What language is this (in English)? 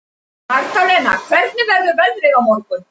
Icelandic